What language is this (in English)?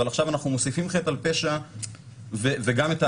Hebrew